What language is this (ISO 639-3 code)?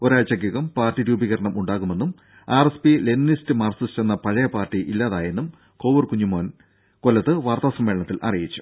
mal